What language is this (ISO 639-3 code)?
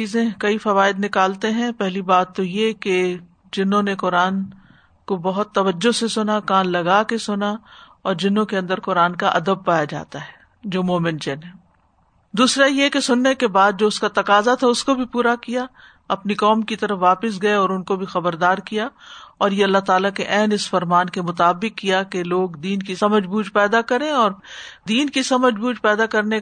urd